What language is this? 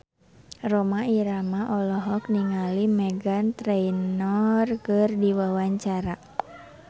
Sundanese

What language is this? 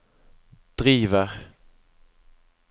Norwegian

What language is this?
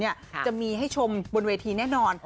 Thai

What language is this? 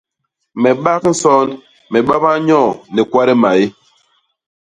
Basaa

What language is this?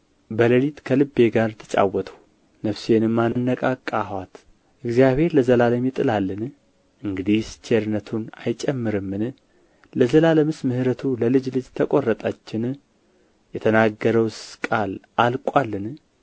Amharic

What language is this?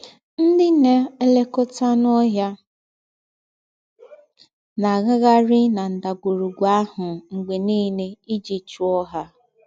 Igbo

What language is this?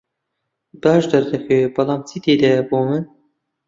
Central Kurdish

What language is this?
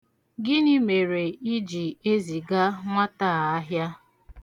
Igbo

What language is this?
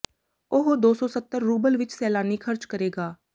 Punjabi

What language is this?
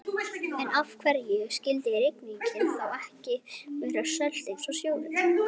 Icelandic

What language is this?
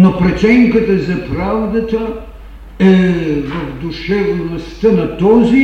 Bulgarian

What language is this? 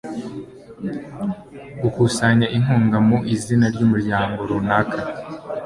Kinyarwanda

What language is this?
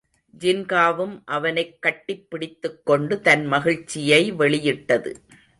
Tamil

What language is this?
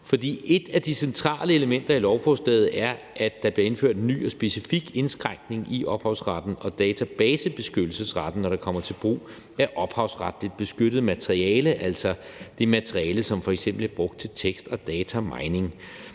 Danish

